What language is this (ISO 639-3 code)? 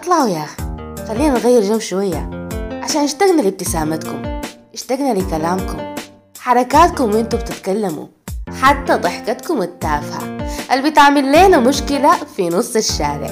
ara